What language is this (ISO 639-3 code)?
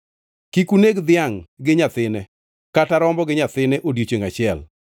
luo